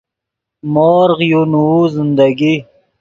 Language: Yidgha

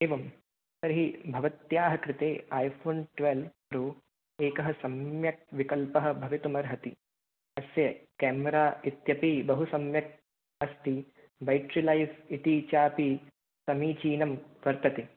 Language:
Sanskrit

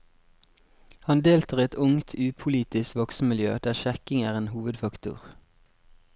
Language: Norwegian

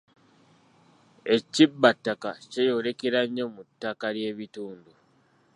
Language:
Ganda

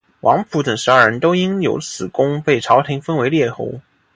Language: Chinese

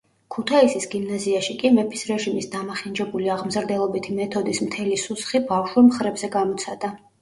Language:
Georgian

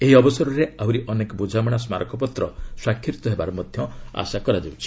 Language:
Odia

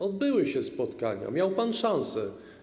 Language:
Polish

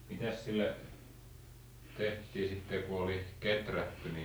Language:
Finnish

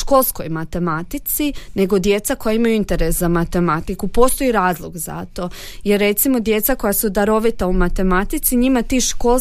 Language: Croatian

